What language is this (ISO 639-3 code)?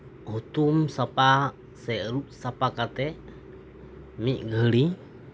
sat